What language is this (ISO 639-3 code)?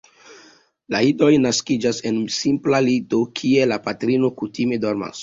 epo